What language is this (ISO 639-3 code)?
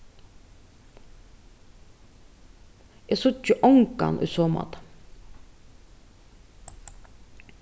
fao